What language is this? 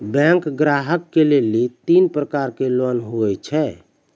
Maithili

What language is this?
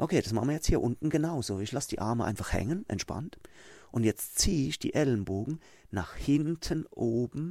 German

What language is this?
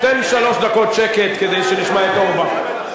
Hebrew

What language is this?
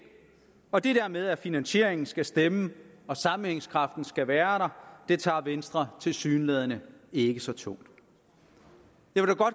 Danish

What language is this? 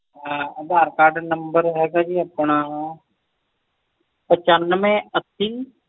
Punjabi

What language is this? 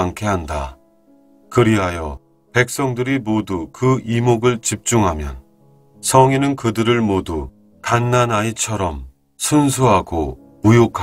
Korean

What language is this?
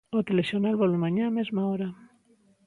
Galician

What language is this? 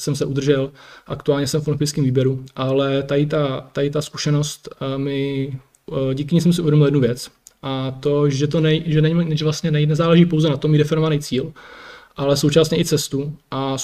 Czech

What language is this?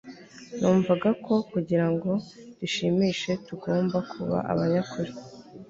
Kinyarwanda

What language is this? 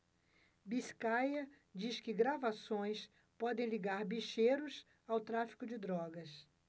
Portuguese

